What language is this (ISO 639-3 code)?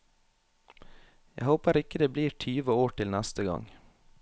nor